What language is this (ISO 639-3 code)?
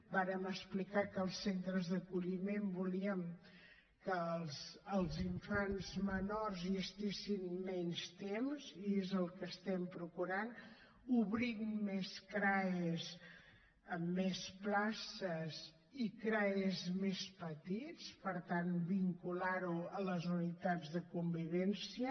cat